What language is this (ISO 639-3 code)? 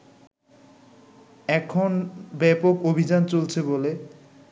ben